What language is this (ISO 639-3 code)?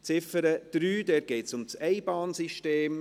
gsw